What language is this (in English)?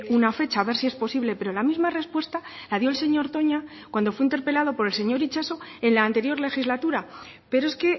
Spanish